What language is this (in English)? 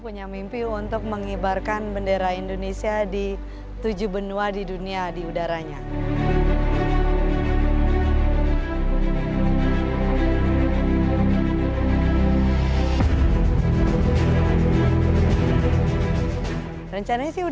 Indonesian